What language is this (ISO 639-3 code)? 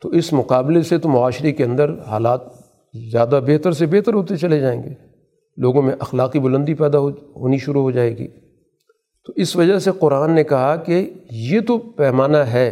urd